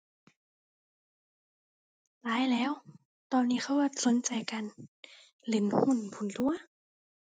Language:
Thai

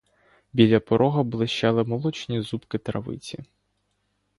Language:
Ukrainian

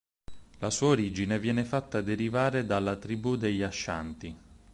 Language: Italian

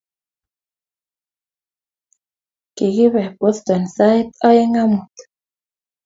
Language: Kalenjin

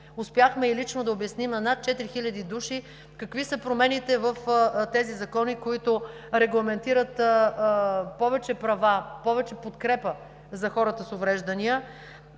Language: Bulgarian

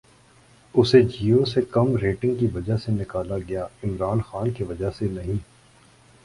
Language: Urdu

